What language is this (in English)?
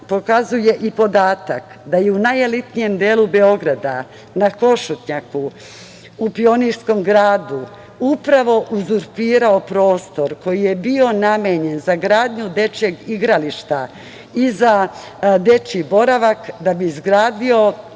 Serbian